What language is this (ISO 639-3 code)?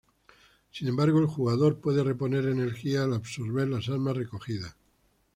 spa